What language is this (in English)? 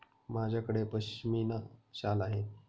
Marathi